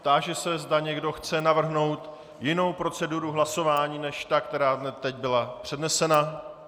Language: Czech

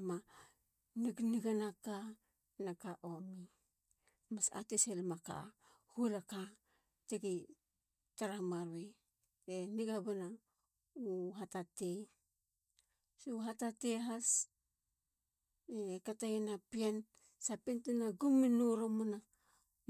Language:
Halia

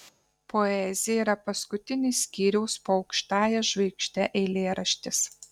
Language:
Lithuanian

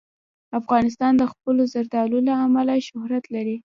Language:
Pashto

